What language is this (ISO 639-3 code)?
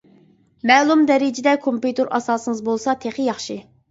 uig